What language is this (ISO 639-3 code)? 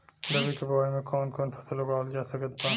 bho